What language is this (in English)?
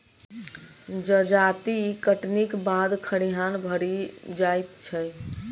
Maithili